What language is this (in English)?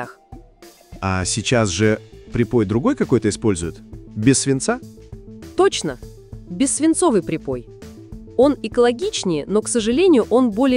Russian